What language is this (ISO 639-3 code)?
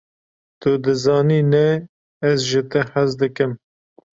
kur